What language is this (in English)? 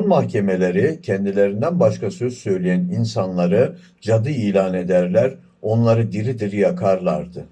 Turkish